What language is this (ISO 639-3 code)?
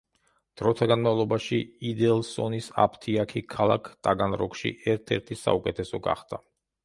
kat